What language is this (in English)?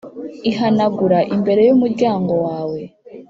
Kinyarwanda